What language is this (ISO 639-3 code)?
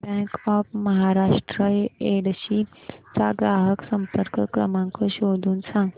mar